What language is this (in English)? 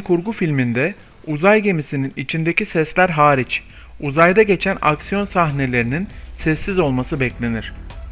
Turkish